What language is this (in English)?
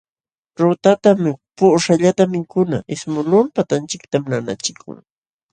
Jauja Wanca Quechua